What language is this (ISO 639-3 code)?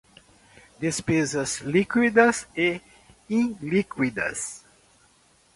por